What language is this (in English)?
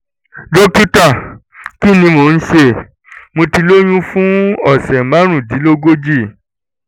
Yoruba